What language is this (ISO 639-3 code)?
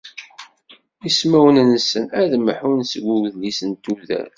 kab